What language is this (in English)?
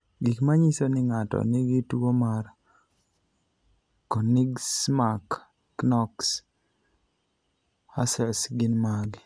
Luo (Kenya and Tanzania)